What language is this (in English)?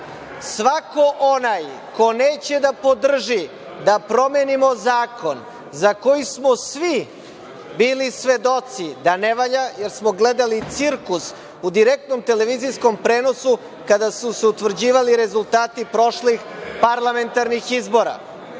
Serbian